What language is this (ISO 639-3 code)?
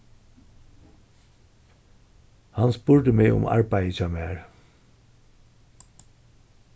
fao